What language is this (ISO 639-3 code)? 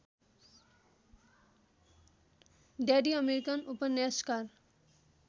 nep